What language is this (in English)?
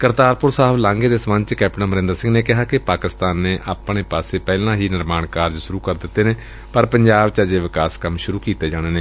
Punjabi